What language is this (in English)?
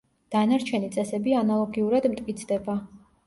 Georgian